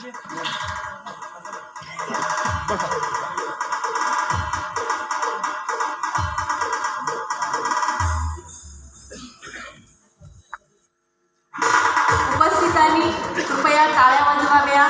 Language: Marathi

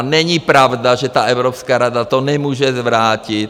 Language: Czech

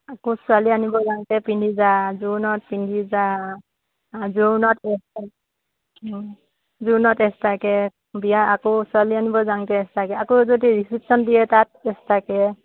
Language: Assamese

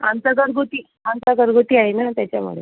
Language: Marathi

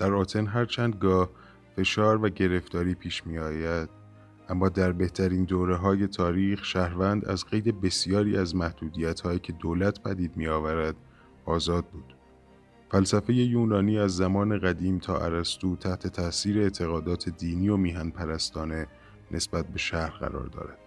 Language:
Persian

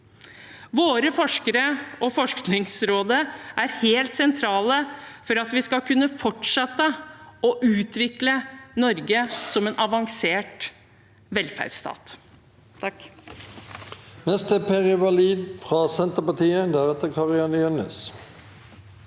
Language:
Norwegian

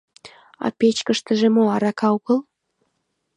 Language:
Mari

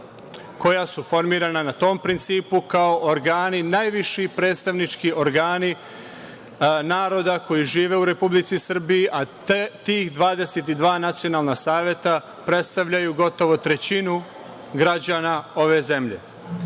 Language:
Serbian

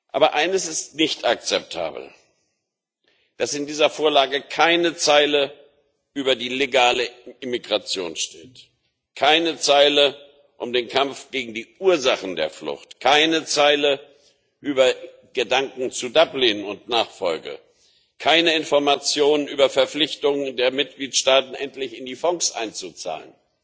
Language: German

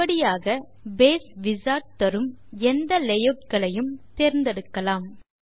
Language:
Tamil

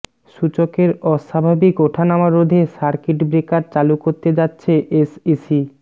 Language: Bangla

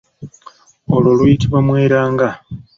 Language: Ganda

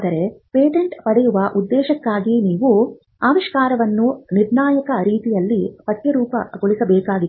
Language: Kannada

